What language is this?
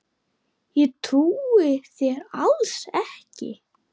Icelandic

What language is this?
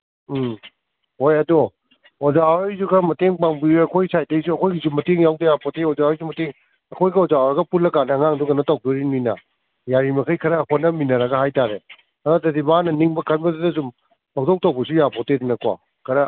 Manipuri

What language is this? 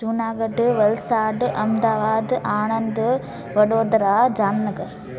Sindhi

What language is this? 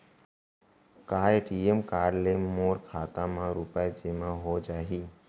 Chhattisgarhi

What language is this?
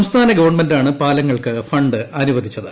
Malayalam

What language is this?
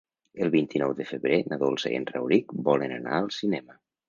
Catalan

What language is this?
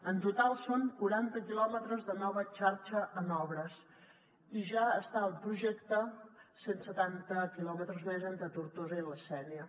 Catalan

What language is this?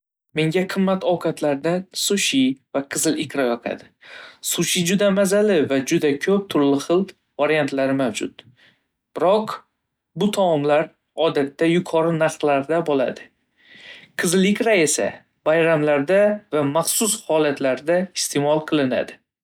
Uzbek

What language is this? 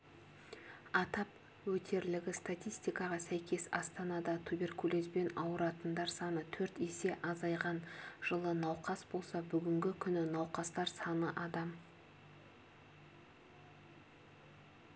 Kazakh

